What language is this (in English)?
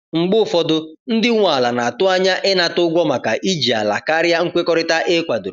Igbo